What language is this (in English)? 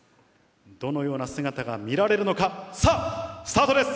Japanese